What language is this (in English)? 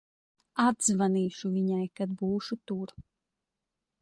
Latvian